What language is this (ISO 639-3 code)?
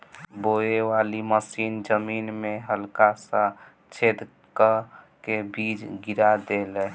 bho